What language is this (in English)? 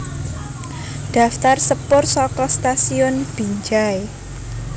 Javanese